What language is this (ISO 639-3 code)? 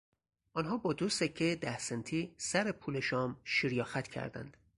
fas